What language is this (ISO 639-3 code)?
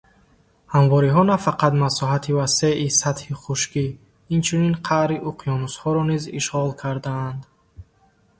tgk